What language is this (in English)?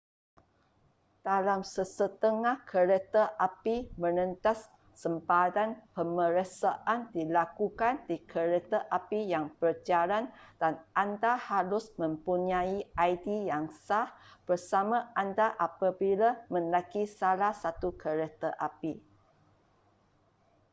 Malay